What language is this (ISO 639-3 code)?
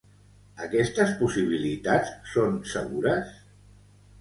cat